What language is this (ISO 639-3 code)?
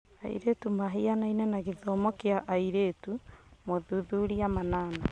kik